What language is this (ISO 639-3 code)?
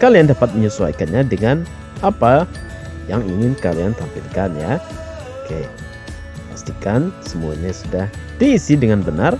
ind